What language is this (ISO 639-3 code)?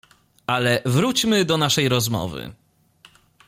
pol